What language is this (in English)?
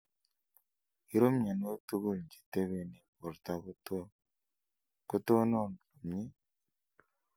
Kalenjin